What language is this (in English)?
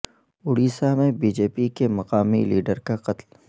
Urdu